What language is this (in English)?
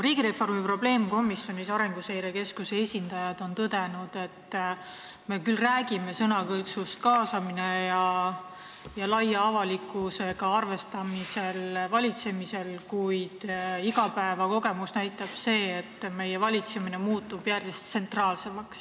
Estonian